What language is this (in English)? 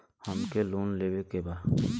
Bhojpuri